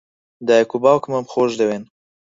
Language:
Central Kurdish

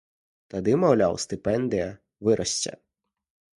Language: Belarusian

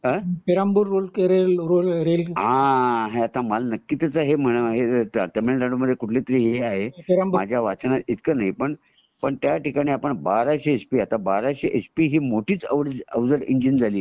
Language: Marathi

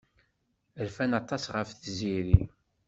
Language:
Kabyle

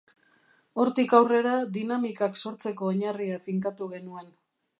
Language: Basque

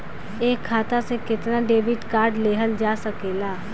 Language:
Bhojpuri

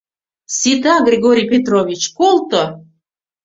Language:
Mari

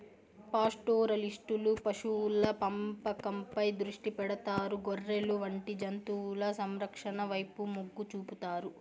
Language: Telugu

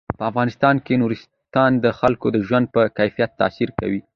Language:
Pashto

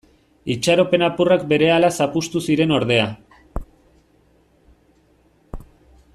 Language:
Basque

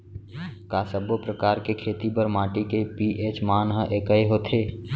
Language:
Chhattisgarhi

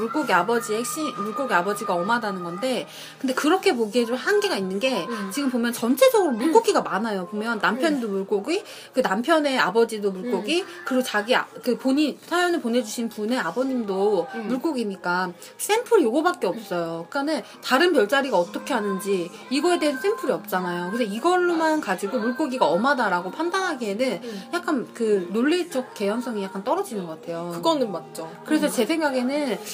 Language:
Korean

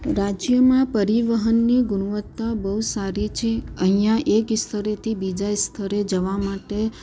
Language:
Gujarati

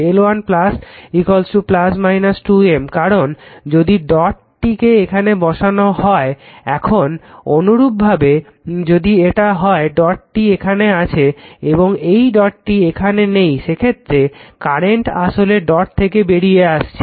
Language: Bangla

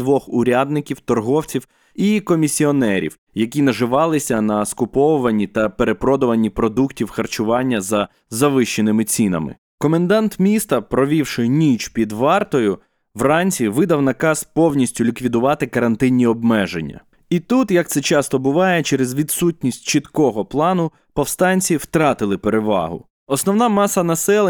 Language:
Ukrainian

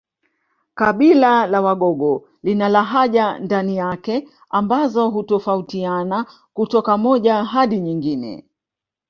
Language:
Swahili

